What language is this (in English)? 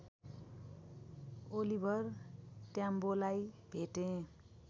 Nepali